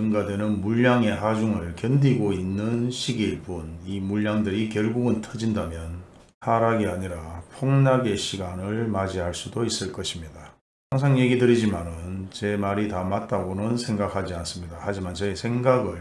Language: Korean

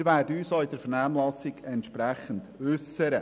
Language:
Swiss German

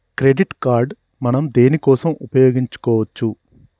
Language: Telugu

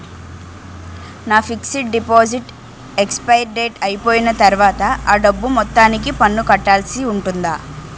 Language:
Telugu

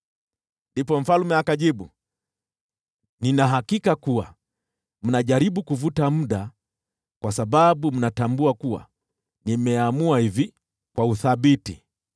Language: Swahili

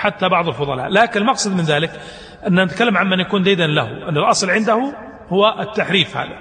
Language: Arabic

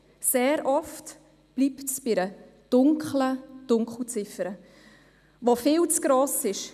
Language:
Swiss German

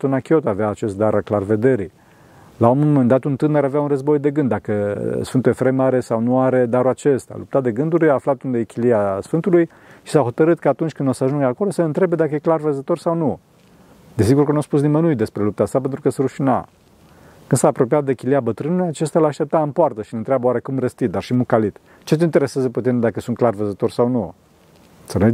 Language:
Romanian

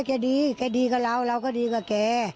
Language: Thai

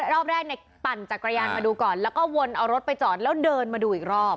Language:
Thai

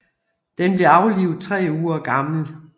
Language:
Danish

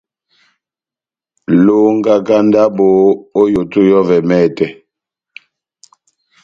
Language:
Batanga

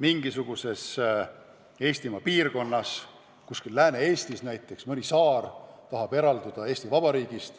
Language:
Estonian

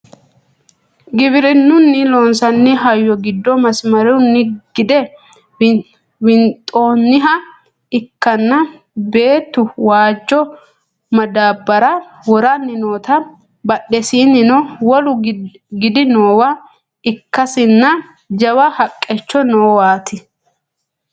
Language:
Sidamo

